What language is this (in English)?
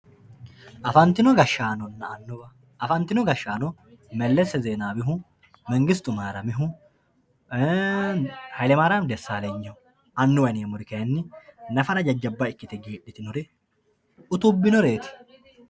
Sidamo